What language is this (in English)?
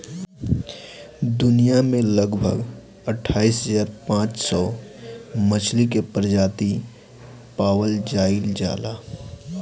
Bhojpuri